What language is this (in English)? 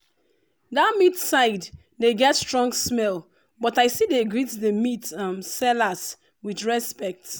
Nigerian Pidgin